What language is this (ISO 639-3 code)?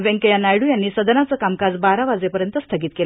mar